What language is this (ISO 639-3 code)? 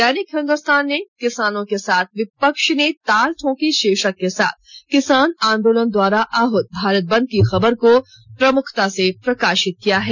hin